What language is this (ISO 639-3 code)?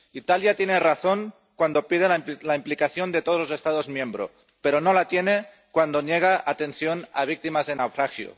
spa